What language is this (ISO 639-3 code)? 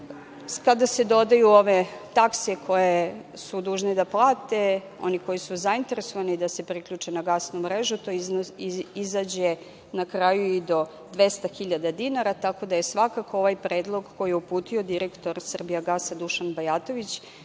srp